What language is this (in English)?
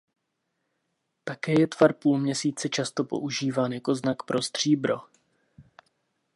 Czech